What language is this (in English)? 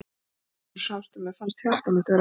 Icelandic